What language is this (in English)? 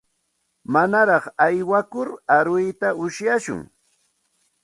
Santa Ana de Tusi Pasco Quechua